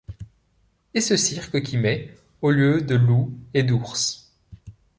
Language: French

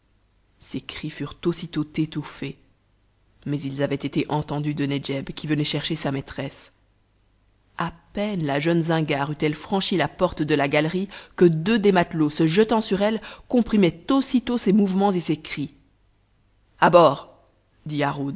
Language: French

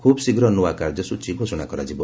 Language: Odia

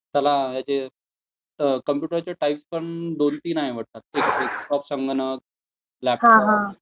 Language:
Marathi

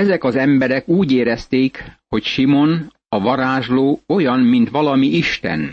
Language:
Hungarian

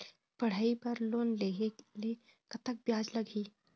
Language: Chhattisgarhi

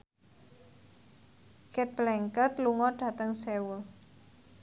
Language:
Javanese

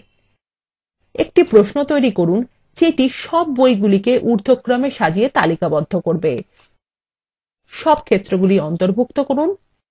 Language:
Bangla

